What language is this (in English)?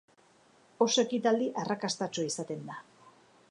Basque